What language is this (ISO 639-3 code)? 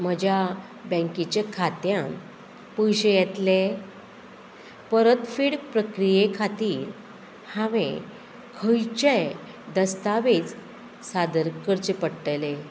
kok